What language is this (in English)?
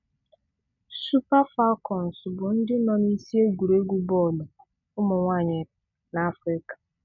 Igbo